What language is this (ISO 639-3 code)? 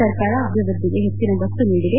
kan